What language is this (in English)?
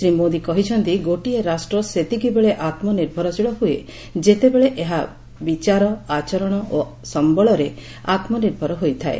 Odia